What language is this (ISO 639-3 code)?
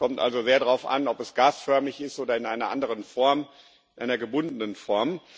deu